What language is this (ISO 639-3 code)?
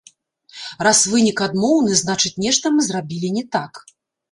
bel